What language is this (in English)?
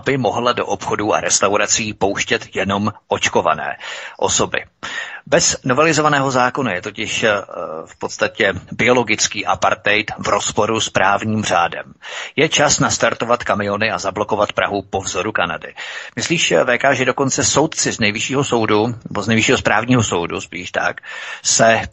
Czech